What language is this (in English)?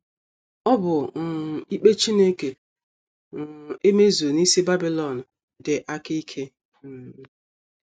Igbo